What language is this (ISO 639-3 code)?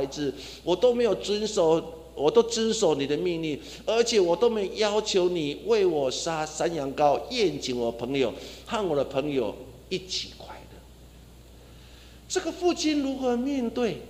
zho